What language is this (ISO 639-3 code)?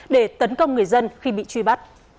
vie